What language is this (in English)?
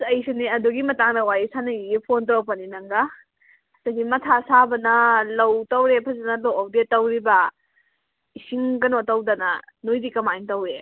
Manipuri